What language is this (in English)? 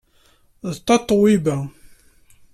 Kabyle